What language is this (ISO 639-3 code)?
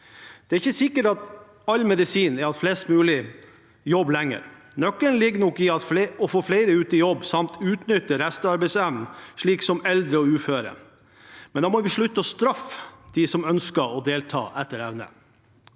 nor